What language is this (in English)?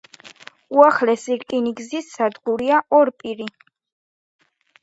Georgian